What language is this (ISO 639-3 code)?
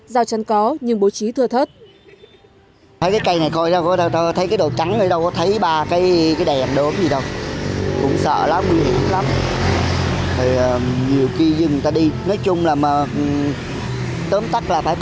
vie